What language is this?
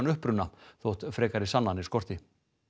Icelandic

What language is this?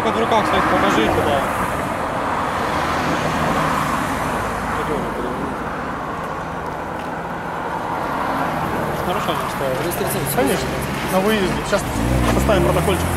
Russian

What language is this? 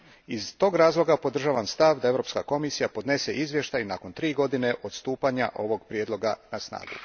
Croatian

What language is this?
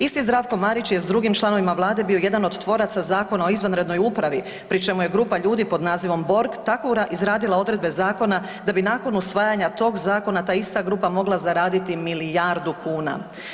Croatian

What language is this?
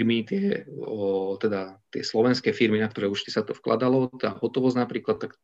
Slovak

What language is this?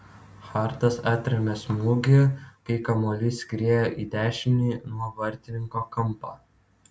Lithuanian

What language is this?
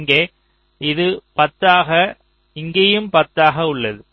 Tamil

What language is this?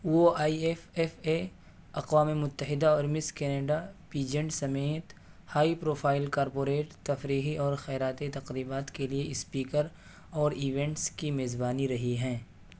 Urdu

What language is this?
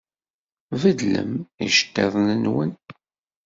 Kabyle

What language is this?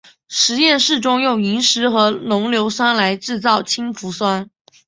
Chinese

